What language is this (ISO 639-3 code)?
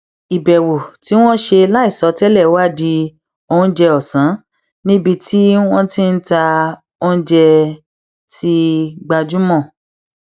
yor